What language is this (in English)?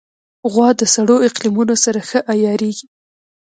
Pashto